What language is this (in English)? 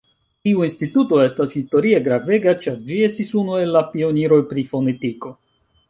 Esperanto